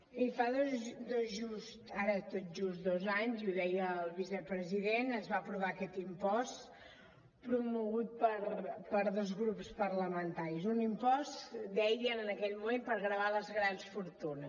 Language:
Catalan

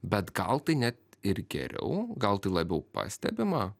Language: Lithuanian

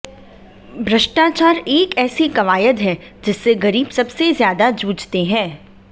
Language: Hindi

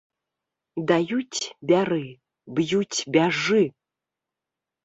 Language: Belarusian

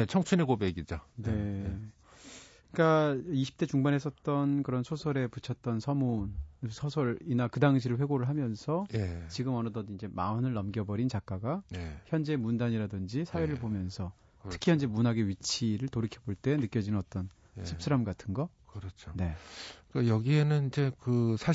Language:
Korean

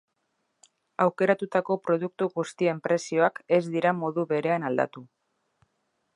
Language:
Basque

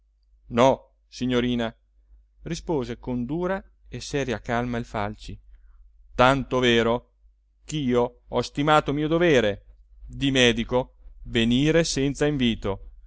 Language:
Italian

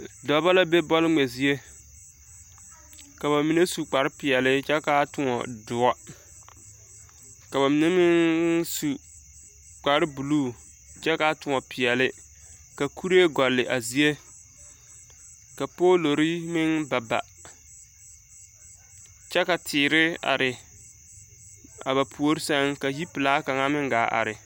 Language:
Southern Dagaare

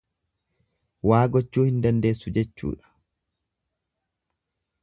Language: Oromo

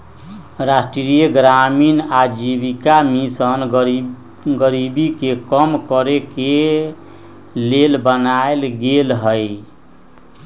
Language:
Magahi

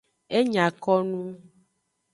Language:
Aja (Benin)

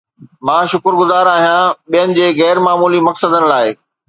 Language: Sindhi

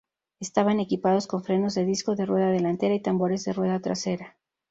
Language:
Spanish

